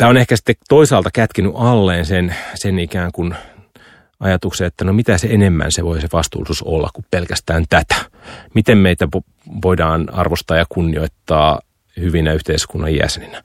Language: Finnish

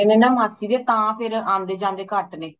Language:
Punjabi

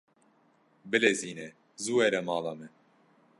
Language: Kurdish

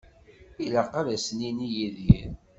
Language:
Kabyle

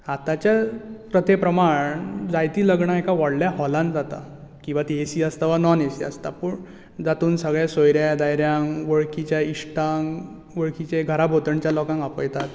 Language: Konkani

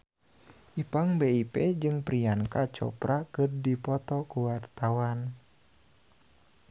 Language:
Sundanese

